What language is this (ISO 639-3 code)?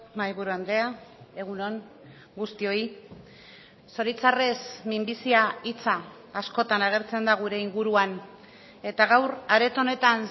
eus